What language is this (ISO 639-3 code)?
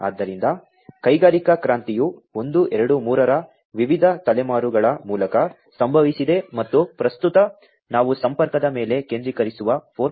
kan